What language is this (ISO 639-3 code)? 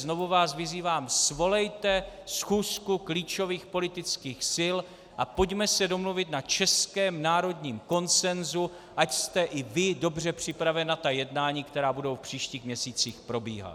ces